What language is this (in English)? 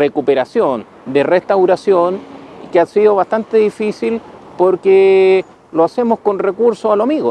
Spanish